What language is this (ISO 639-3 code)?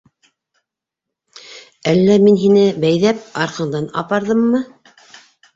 bak